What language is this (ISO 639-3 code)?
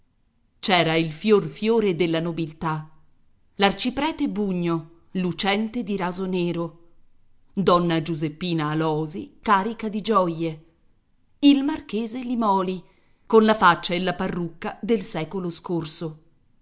ita